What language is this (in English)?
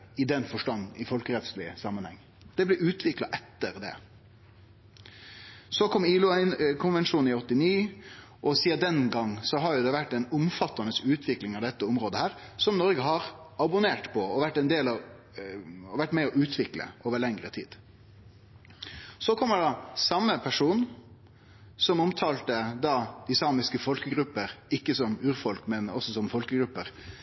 Norwegian Nynorsk